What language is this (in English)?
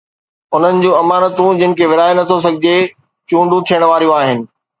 Sindhi